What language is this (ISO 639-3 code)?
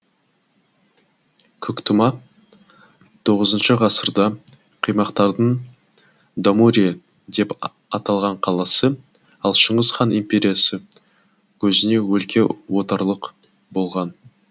kaz